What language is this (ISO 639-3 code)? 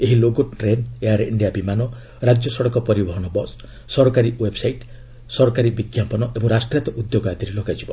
ori